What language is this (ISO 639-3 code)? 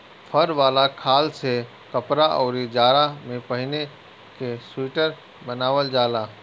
bho